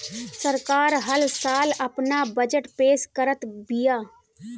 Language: Bhojpuri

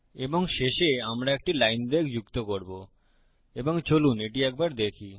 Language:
Bangla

